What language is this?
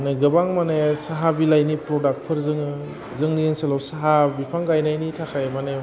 Bodo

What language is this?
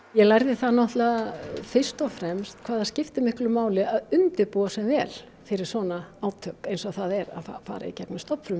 Icelandic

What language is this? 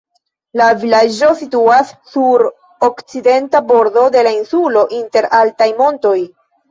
Esperanto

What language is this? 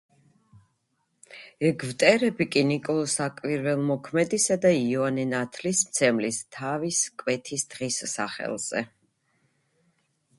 Georgian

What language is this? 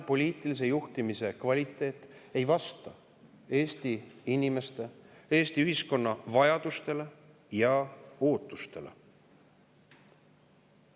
Estonian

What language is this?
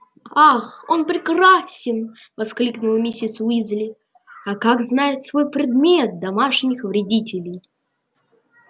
Russian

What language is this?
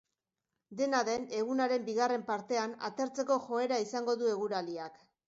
Basque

